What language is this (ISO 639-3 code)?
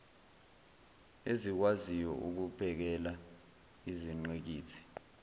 zul